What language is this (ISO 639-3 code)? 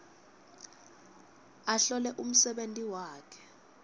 ssw